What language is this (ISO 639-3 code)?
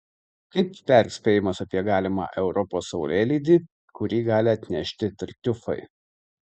lit